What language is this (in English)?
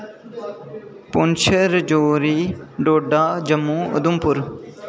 Dogri